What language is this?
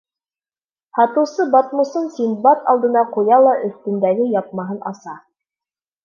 Bashkir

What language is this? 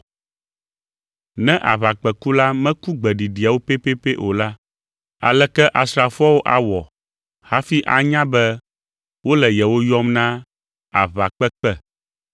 Ewe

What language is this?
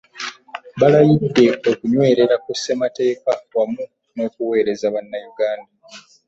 Ganda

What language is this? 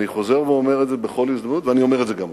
Hebrew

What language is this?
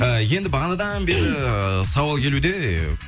Kazakh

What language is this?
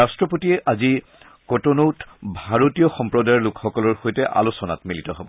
Assamese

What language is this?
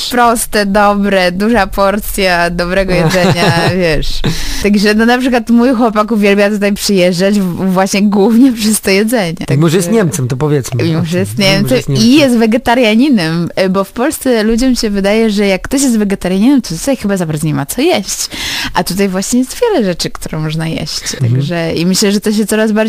Polish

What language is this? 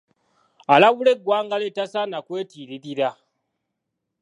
Ganda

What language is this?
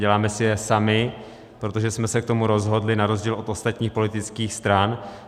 Czech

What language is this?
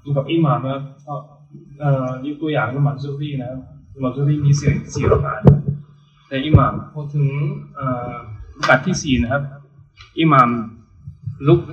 Thai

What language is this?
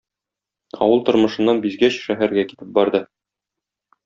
Tatar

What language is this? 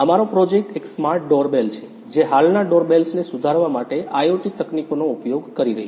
Gujarati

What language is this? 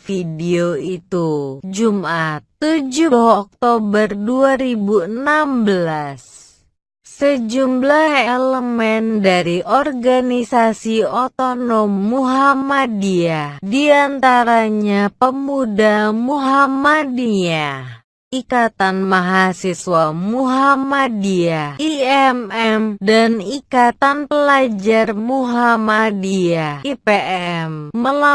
Indonesian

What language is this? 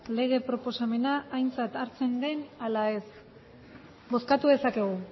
Basque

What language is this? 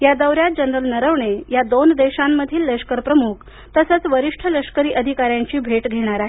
Marathi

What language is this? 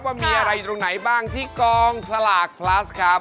Thai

